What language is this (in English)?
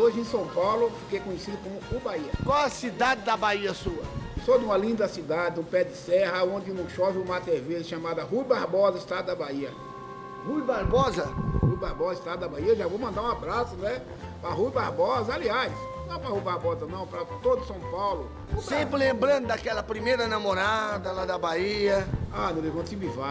Portuguese